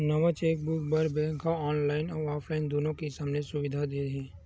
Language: Chhattisgarhi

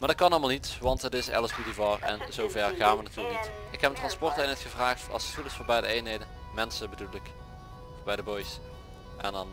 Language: Dutch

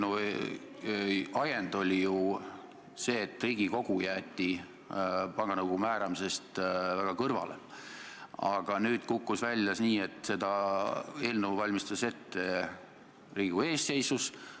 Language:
Estonian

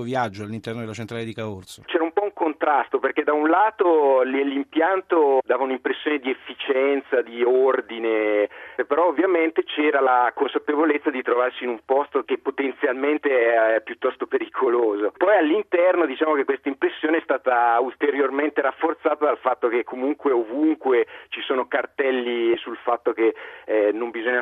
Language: Italian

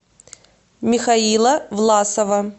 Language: Russian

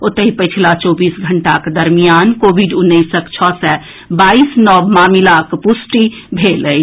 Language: Maithili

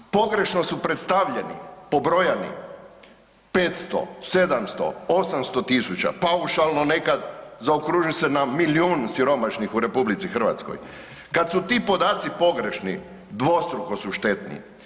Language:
Croatian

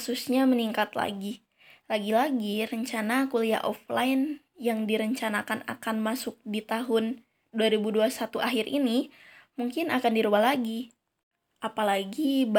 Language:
Indonesian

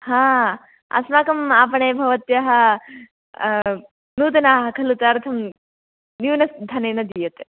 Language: Sanskrit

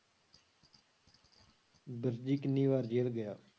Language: Punjabi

